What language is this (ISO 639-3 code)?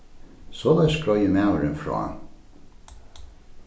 fao